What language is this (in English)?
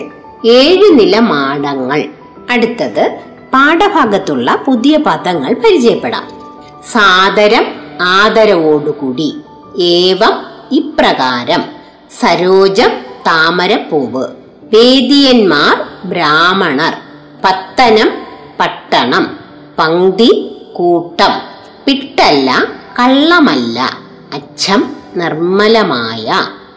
Malayalam